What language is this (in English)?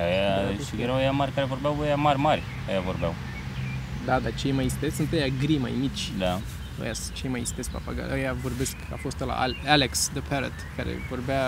Romanian